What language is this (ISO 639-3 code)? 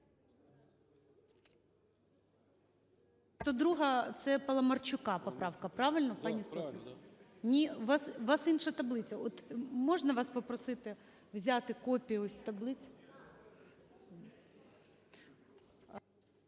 ukr